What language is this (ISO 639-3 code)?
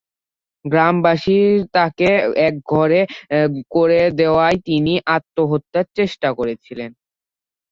ben